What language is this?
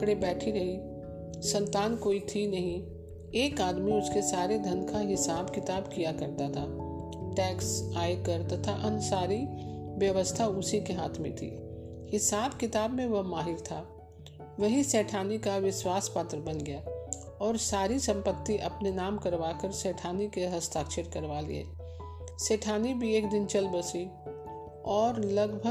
Hindi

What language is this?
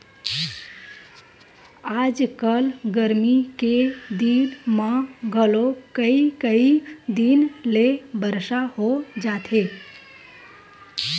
Chhattisgarhi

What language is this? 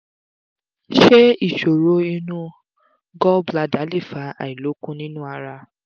Yoruba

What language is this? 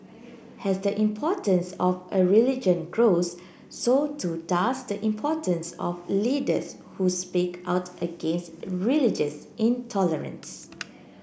English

